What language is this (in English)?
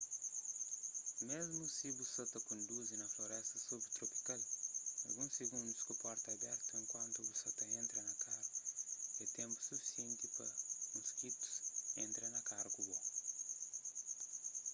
Kabuverdianu